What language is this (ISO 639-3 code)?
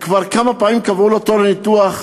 heb